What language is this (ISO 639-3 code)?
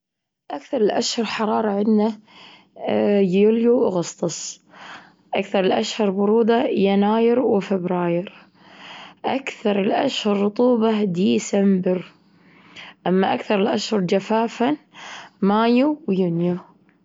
afb